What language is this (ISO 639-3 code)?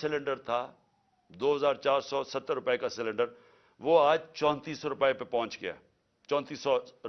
urd